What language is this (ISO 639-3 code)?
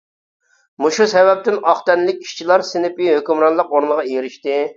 uig